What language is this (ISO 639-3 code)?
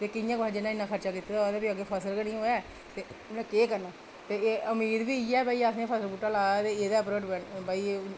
doi